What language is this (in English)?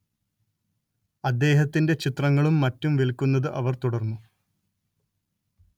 Malayalam